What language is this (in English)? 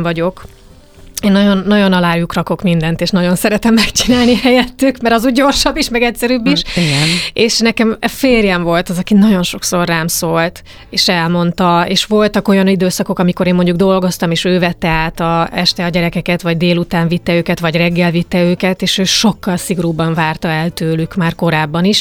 Hungarian